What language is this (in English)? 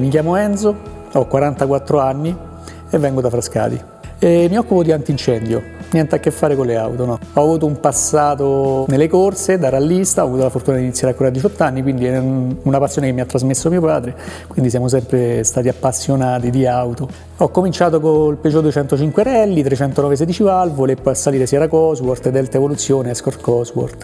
Italian